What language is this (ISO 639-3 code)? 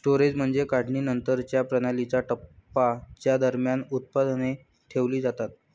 mar